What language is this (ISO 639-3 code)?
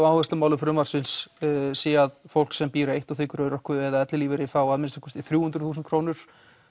isl